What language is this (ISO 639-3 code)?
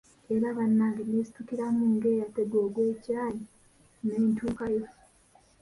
lug